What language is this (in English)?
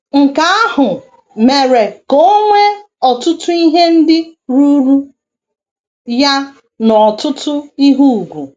Igbo